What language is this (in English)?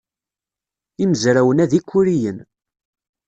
Kabyle